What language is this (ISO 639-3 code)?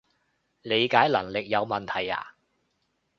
yue